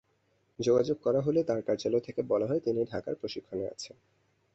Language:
Bangla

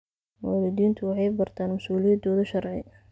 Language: Somali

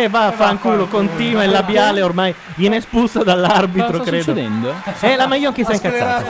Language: Italian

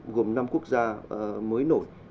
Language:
Vietnamese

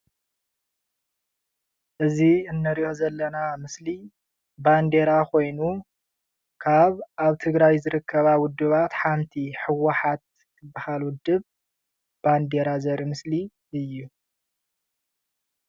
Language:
Tigrinya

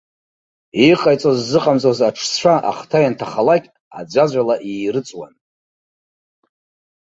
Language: Abkhazian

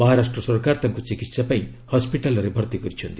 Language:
Odia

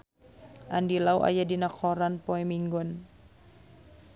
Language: Sundanese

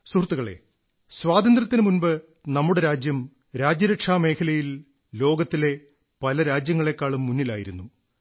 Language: Malayalam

